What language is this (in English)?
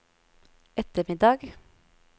Norwegian